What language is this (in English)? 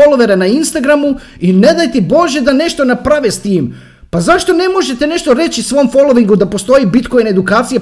Croatian